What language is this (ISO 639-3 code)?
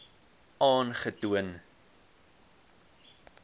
afr